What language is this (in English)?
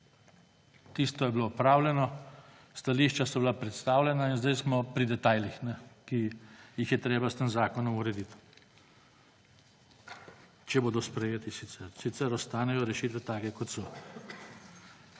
Slovenian